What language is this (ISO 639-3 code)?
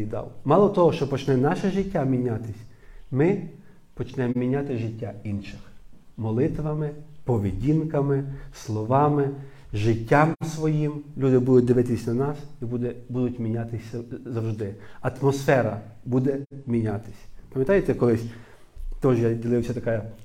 ukr